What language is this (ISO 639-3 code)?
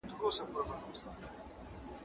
pus